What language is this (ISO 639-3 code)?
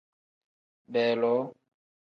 kdh